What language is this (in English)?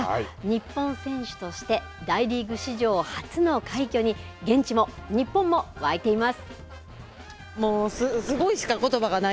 Japanese